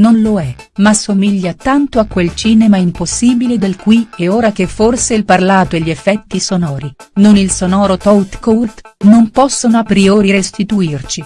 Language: Italian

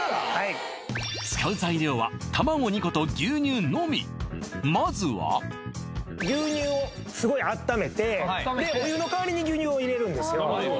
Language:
Japanese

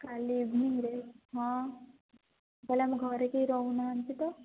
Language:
Odia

